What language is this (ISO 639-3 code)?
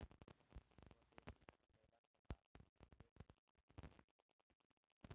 bho